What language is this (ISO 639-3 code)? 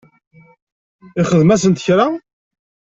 kab